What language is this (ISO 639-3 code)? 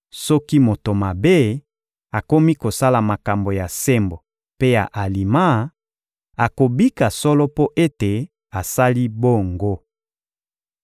lin